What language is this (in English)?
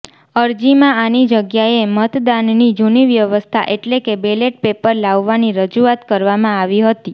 Gujarati